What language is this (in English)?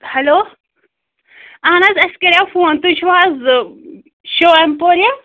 Kashmiri